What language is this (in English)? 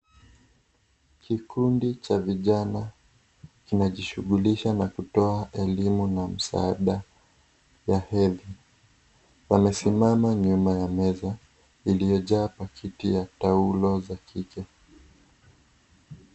Swahili